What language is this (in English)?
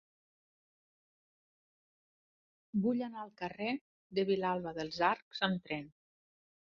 Catalan